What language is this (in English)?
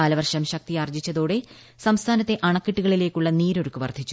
Malayalam